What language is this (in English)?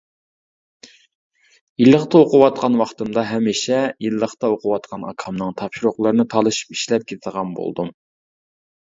Uyghur